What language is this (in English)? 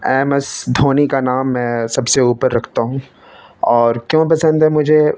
Urdu